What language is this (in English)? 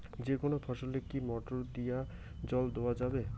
Bangla